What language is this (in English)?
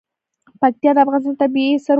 Pashto